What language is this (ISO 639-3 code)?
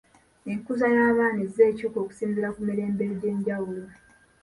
lug